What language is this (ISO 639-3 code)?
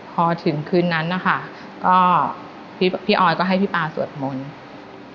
tha